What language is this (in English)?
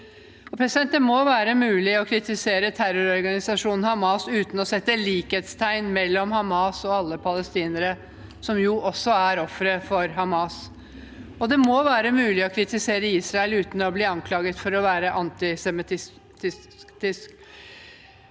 Norwegian